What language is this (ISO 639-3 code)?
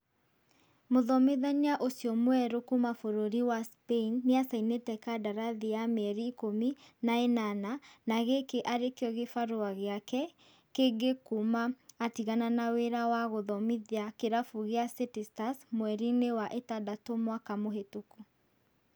kik